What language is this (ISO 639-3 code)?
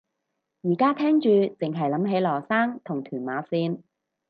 yue